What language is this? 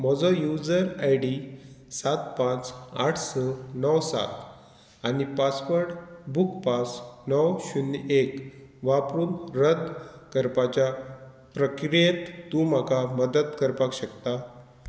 Konkani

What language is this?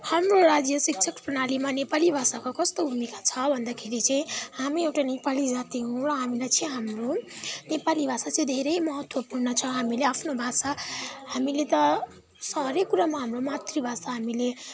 Nepali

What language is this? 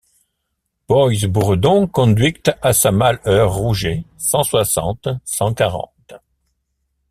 French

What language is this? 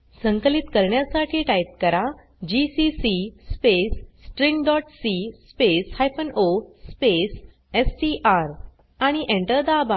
Marathi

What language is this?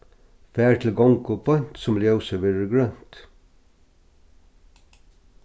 Faroese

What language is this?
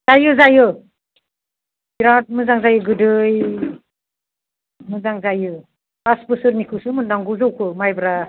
Bodo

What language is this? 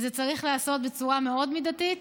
Hebrew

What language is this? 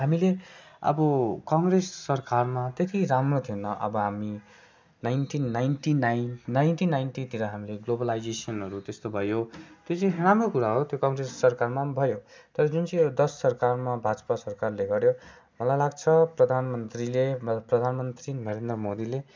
Nepali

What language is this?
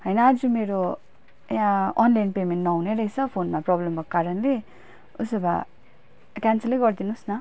Nepali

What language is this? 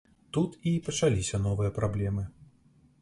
Belarusian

